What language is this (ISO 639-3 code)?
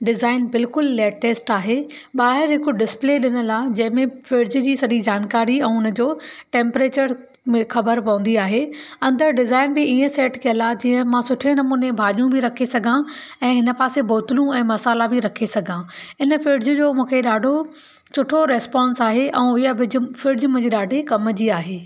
snd